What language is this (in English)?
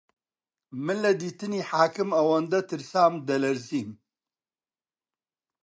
Central Kurdish